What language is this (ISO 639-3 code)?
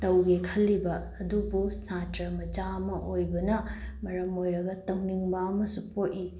mni